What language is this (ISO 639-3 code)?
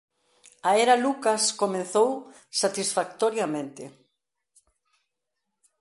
glg